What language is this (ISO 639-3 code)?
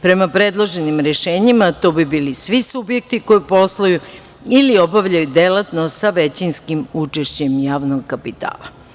srp